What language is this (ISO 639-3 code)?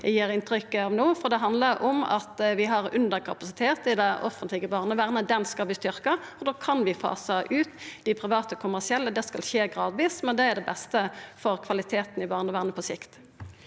nor